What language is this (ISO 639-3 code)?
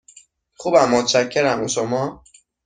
fas